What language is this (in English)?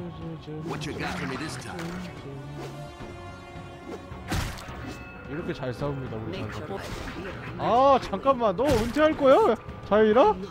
Korean